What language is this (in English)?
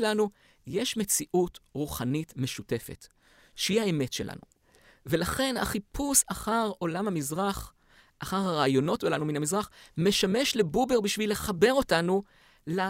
Hebrew